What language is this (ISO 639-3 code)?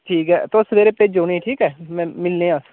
doi